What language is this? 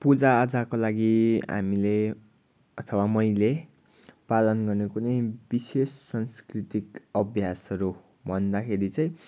Nepali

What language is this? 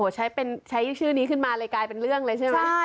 Thai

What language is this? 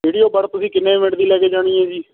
Punjabi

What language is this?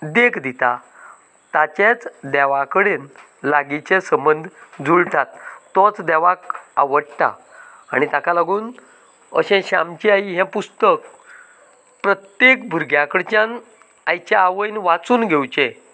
Konkani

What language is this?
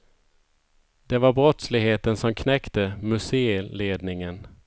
Swedish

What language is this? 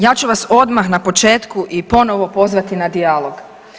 Croatian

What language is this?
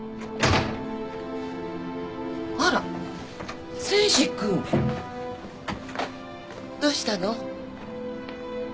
Japanese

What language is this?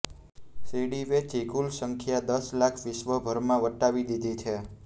Gujarati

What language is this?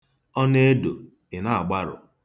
Igbo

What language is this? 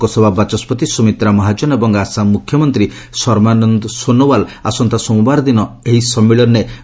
Odia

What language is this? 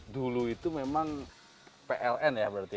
Indonesian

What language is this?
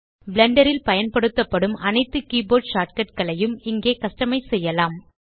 Tamil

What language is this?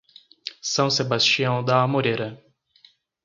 Portuguese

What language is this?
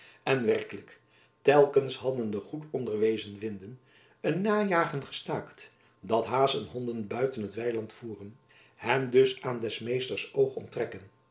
Dutch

